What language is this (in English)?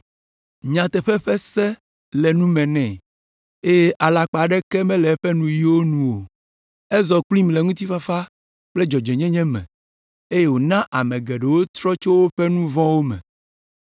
Ewe